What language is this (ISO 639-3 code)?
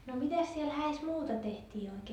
fin